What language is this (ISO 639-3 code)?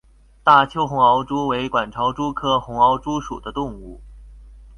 zho